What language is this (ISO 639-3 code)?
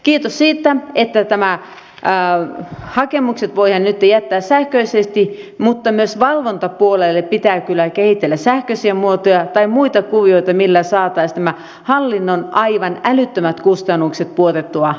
fin